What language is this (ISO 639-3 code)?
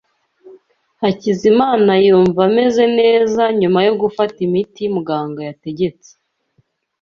kin